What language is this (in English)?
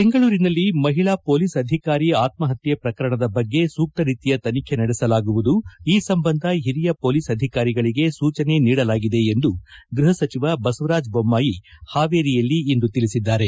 Kannada